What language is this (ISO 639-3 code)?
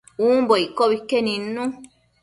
mcf